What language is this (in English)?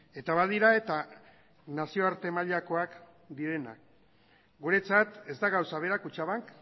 Basque